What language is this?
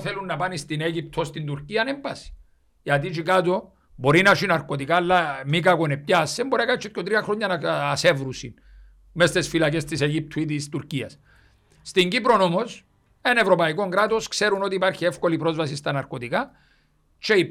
Greek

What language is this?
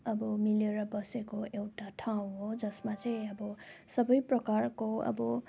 Nepali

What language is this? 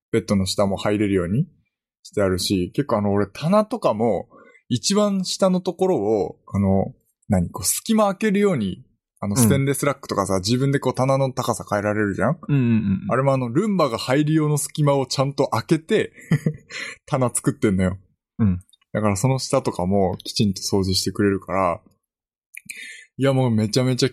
Japanese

